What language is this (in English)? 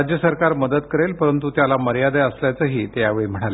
Marathi